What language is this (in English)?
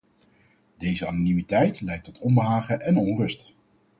Dutch